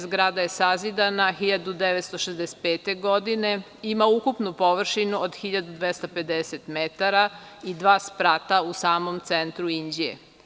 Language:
Serbian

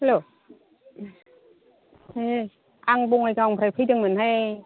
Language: Bodo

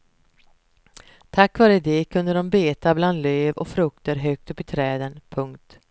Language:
Swedish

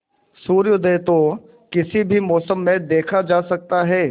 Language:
Hindi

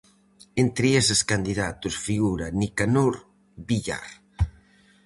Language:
Galician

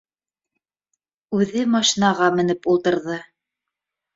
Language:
Bashkir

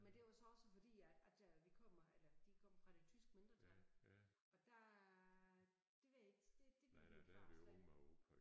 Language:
Danish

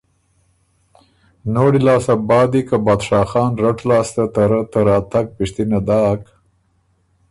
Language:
Ormuri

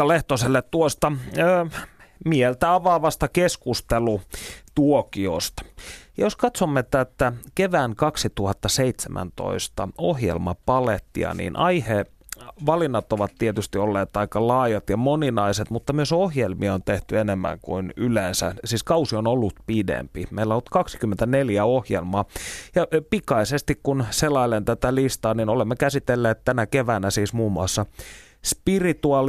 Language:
Finnish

